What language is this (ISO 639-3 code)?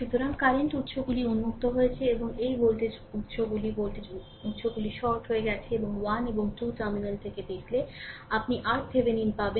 ben